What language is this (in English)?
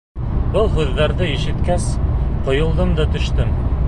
Bashkir